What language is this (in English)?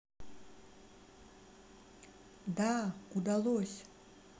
Russian